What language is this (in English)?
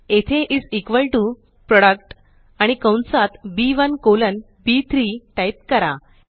Marathi